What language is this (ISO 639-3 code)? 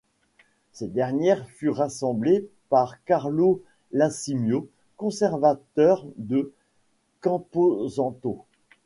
fra